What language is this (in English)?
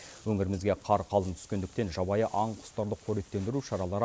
Kazakh